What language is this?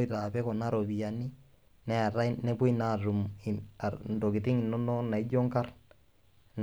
Masai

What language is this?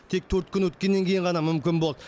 Kazakh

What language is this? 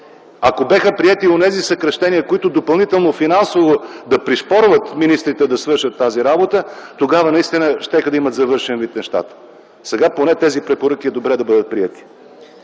Bulgarian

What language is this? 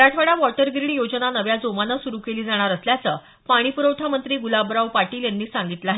Marathi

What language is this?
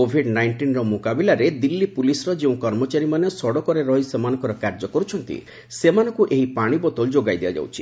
Odia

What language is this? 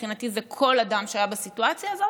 Hebrew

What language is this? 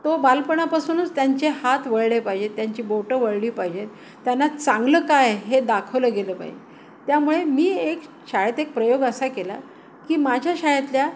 Marathi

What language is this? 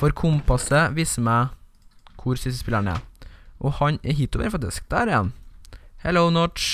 Norwegian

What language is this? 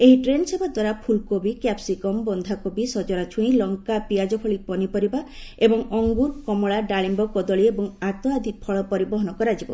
Odia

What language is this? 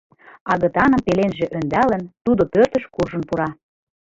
Mari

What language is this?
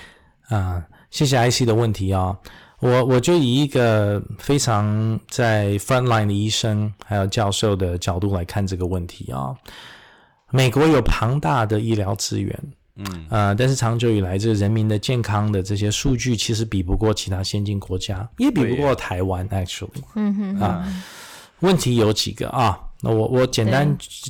Chinese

